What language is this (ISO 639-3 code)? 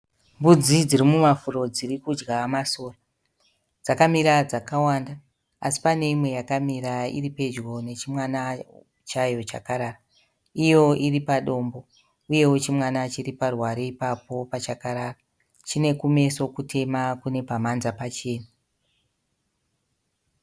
sna